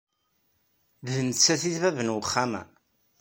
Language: Kabyle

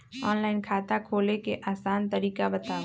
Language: Magahi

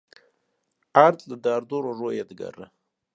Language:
Kurdish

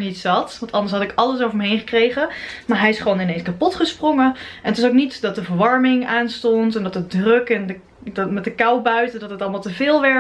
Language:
Dutch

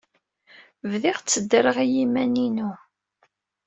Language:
Kabyle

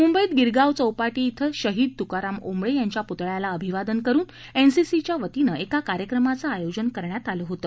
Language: Marathi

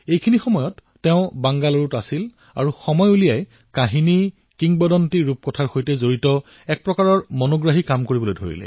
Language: Assamese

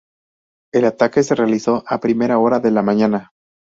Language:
Spanish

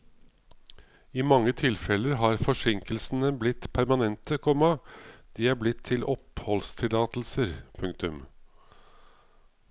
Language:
Norwegian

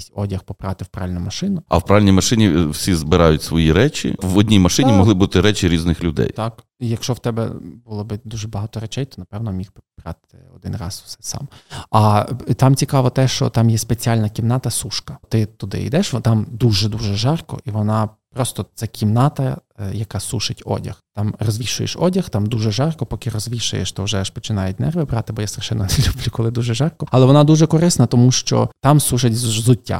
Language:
Ukrainian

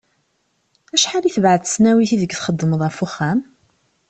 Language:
Kabyle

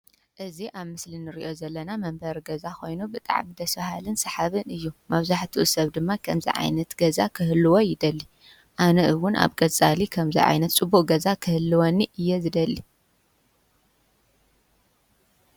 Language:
Tigrinya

